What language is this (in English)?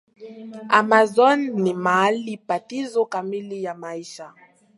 Swahili